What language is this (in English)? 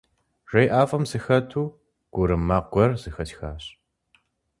Kabardian